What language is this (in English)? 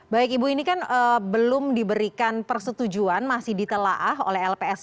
Indonesian